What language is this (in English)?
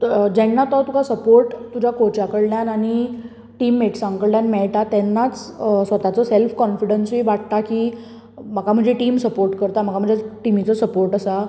Konkani